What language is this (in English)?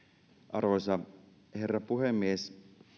Finnish